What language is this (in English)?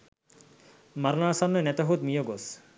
Sinhala